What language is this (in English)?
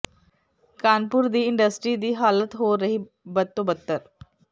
Punjabi